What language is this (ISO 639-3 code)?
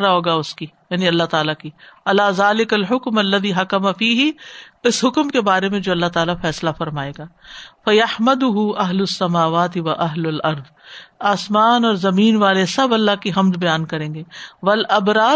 urd